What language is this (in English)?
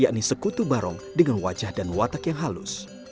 Indonesian